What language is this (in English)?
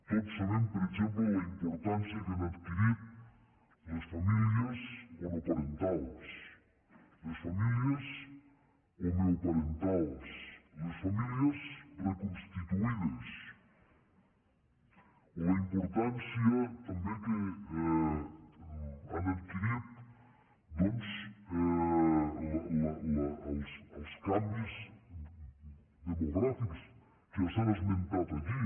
Catalan